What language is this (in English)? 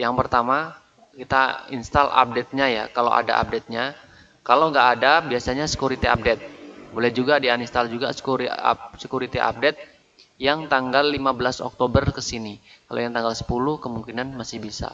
Indonesian